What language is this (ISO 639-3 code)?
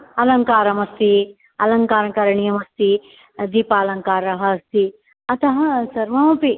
san